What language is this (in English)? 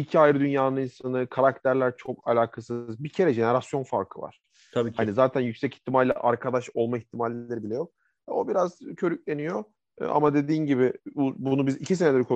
Turkish